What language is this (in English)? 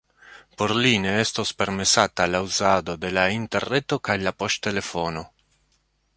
Esperanto